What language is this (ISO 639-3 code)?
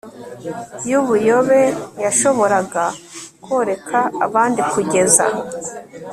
kin